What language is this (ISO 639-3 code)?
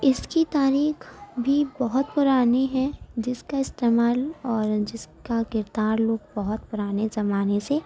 urd